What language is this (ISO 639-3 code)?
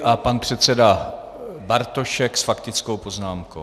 ces